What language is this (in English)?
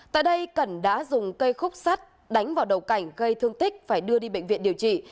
Vietnamese